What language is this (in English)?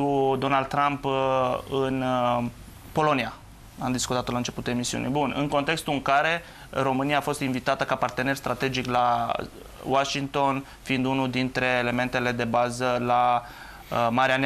Romanian